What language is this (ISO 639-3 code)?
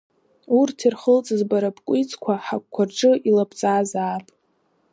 abk